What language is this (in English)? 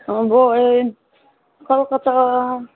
Nepali